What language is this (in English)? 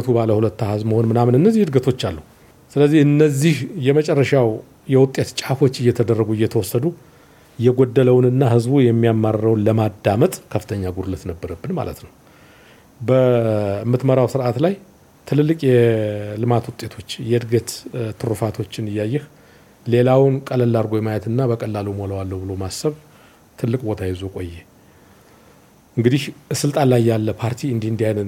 Amharic